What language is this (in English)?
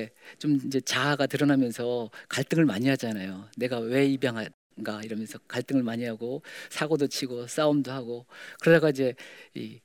Korean